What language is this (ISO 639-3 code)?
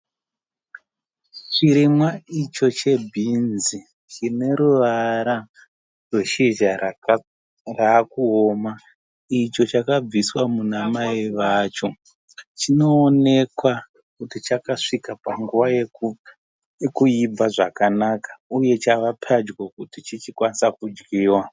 sna